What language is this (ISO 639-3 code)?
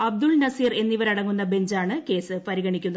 mal